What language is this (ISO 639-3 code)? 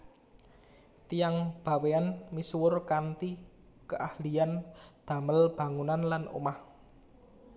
jav